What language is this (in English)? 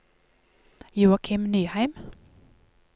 Norwegian